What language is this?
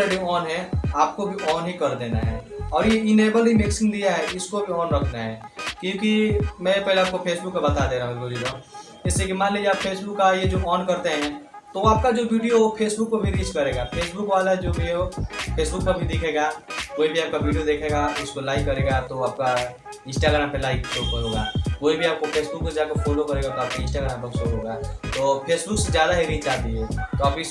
Hindi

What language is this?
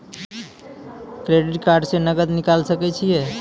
Maithili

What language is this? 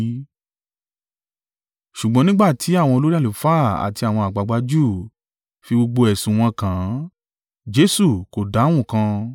Yoruba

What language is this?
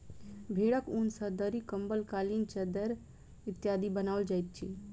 Maithili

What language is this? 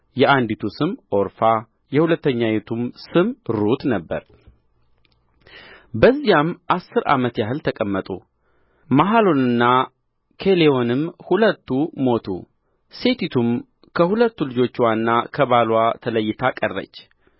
Amharic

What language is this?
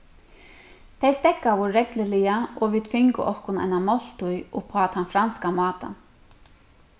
Faroese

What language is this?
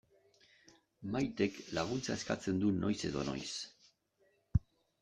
Basque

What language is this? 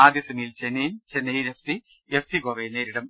Malayalam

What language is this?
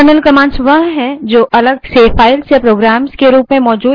Hindi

